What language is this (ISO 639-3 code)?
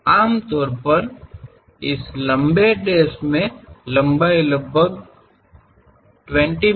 kan